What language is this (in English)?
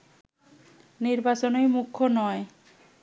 Bangla